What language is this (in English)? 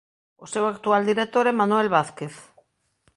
Galician